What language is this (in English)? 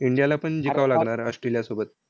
Marathi